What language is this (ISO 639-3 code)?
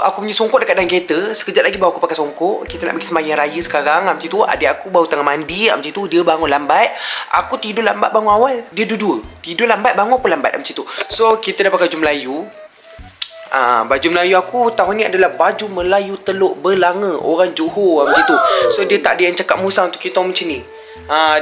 msa